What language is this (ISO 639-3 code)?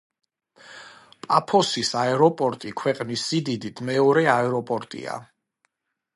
kat